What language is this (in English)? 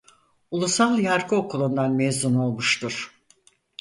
Turkish